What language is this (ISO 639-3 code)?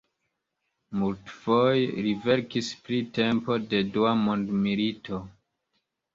epo